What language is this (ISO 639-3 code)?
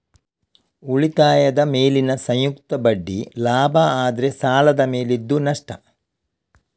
kan